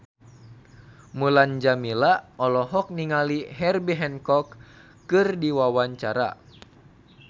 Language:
Sundanese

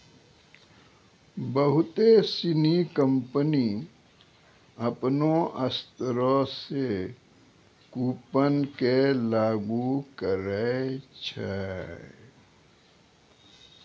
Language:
Maithili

